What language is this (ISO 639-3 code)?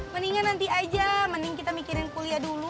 ind